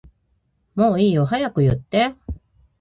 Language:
Japanese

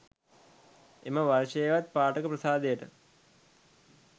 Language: Sinhala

